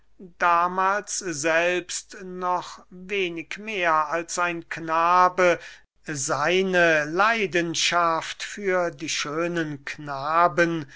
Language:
German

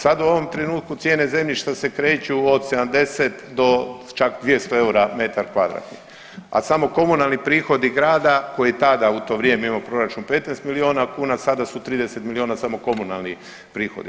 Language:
Croatian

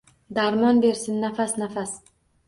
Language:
Uzbek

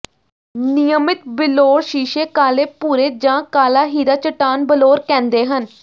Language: Punjabi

